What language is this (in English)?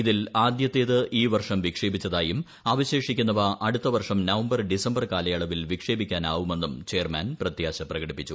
Malayalam